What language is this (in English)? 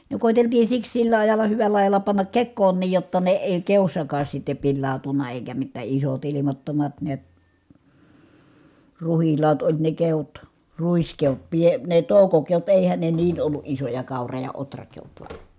Finnish